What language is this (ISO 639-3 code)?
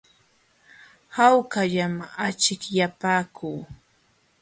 qxw